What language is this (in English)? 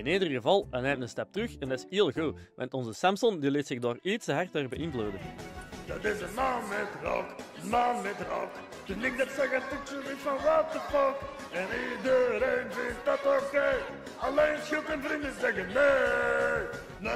Dutch